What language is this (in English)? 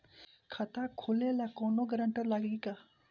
Bhojpuri